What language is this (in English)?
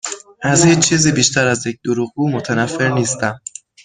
Persian